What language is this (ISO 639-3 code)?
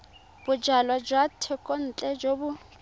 tsn